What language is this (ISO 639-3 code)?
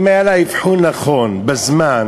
heb